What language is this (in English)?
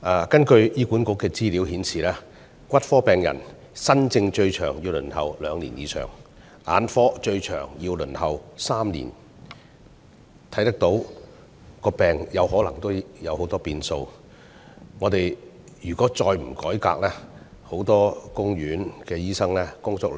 Cantonese